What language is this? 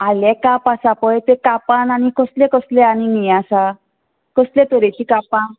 Konkani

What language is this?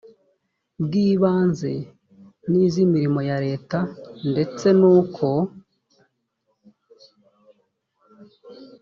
Kinyarwanda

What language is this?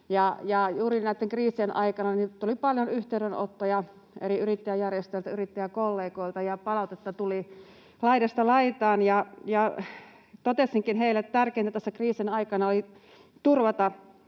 Finnish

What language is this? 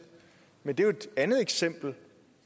Danish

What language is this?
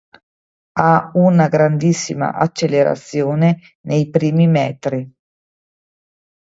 Italian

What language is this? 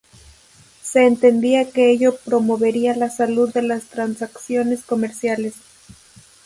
Spanish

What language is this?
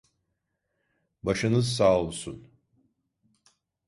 Turkish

